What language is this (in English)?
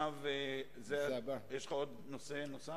Hebrew